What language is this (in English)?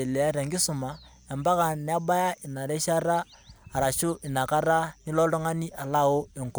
Masai